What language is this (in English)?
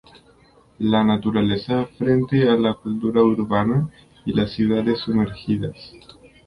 Spanish